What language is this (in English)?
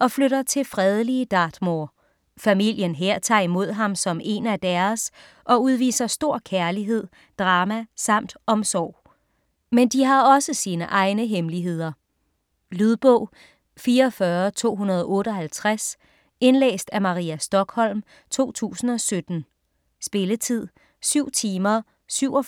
Danish